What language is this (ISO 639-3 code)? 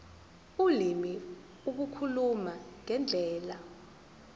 zul